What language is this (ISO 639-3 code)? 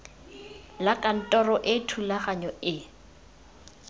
tsn